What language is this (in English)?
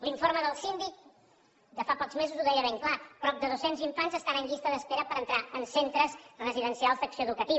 Catalan